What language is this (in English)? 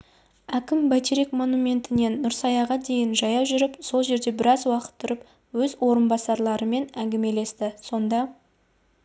Kazakh